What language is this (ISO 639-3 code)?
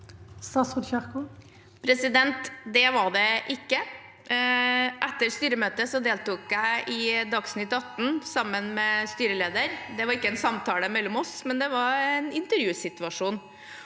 nor